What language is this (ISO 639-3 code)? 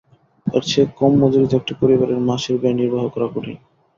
ben